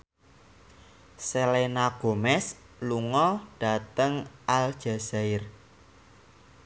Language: Javanese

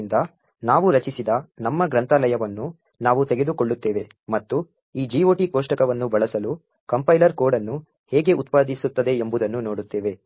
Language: Kannada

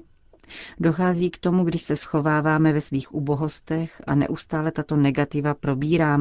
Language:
Czech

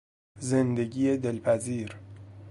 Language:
Persian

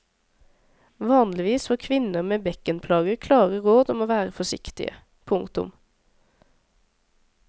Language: Norwegian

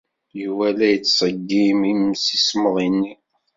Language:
Kabyle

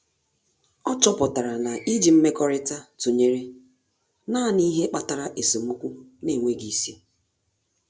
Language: Igbo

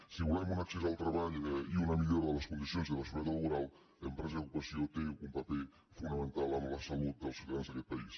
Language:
Catalan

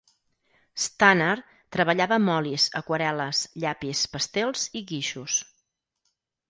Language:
Catalan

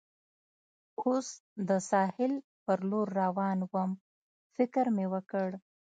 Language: Pashto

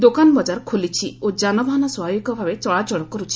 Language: Odia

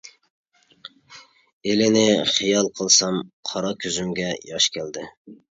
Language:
Uyghur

